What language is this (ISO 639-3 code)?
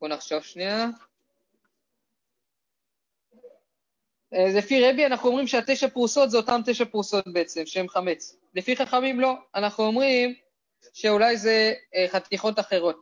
heb